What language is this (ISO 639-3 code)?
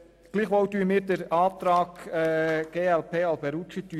gsw